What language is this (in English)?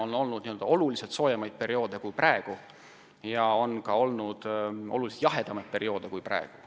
Estonian